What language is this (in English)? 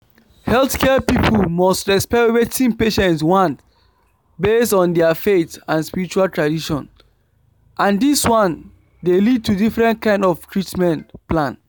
Nigerian Pidgin